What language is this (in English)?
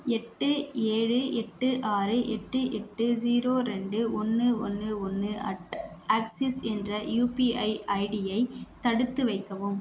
Tamil